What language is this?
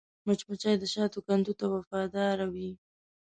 Pashto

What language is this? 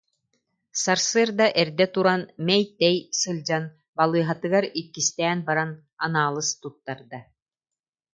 Yakut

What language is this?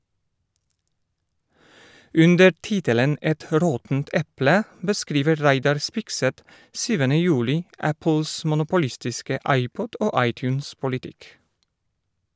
Norwegian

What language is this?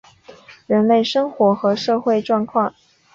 Chinese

